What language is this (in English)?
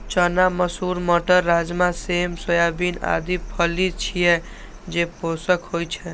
Maithili